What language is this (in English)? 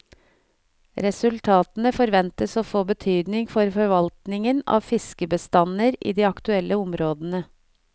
Norwegian